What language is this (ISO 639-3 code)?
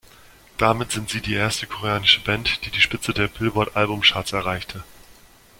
deu